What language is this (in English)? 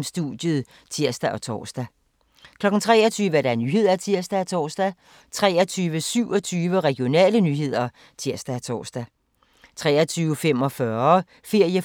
Danish